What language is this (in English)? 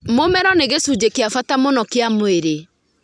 Kikuyu